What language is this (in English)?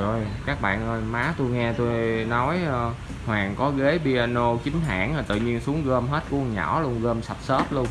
Vietnamese